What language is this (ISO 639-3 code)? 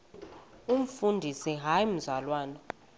xho